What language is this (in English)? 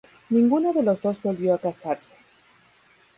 Spanish